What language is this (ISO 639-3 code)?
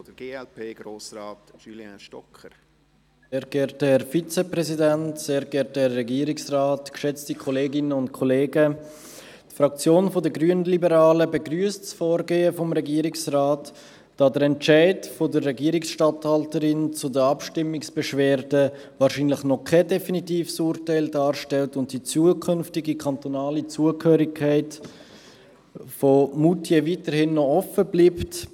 gsw